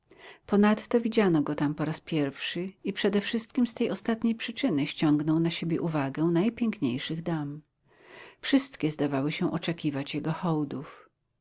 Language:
Polish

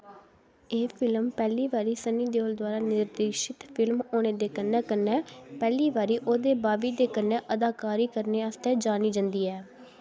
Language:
Dogri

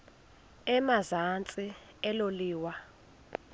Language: Xhosa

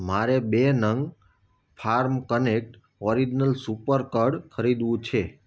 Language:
Gujarati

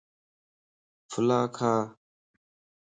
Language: Lasi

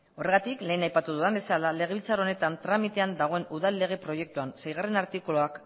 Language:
Basque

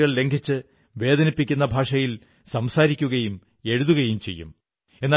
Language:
Malayalam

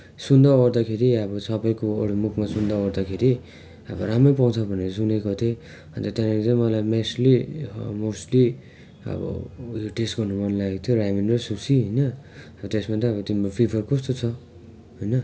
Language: Nepali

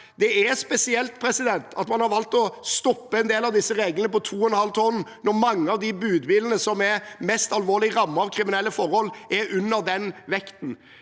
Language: Norwegian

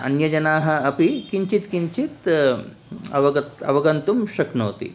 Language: Sanskrit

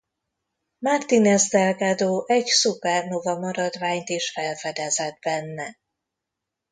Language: Hungarian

